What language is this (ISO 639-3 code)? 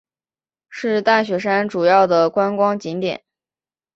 zho